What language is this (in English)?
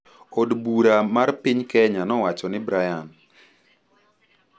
Luo (Kenya and Tanzania)